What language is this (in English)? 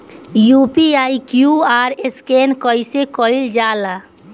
Bhojpuri